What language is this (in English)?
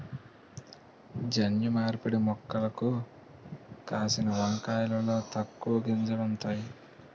Telugu